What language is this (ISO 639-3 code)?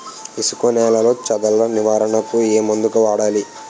tel